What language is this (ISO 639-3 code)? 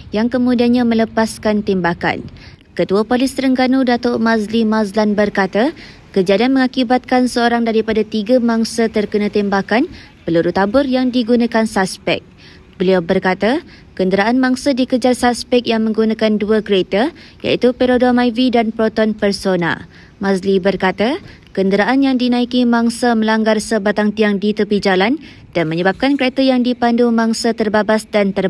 msa